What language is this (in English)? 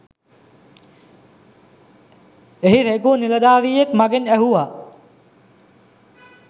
Sinhala